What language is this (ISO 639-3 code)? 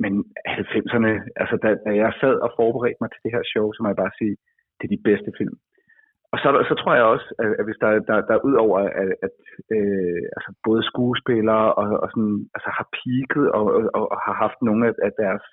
dan